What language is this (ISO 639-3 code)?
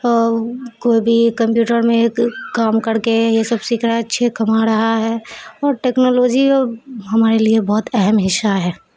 urd